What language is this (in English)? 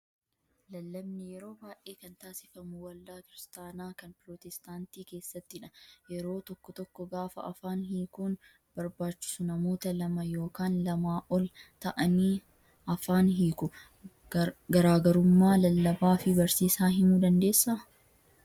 Oromo